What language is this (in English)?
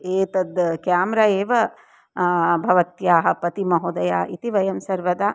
Sanskrit